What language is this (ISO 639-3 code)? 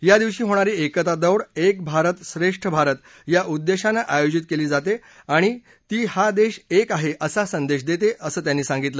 mar